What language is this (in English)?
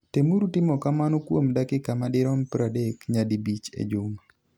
Luo (Kenya and Tanzania)